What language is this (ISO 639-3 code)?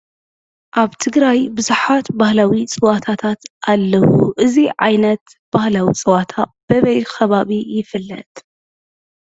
tir